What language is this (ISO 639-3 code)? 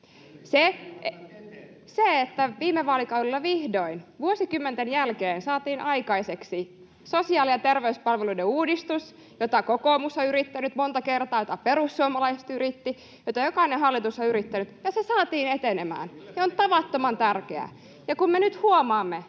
fin